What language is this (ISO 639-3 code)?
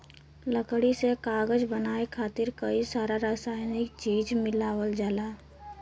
bho